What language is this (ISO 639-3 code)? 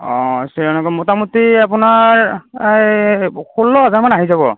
asm